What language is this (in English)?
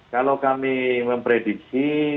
Indonesian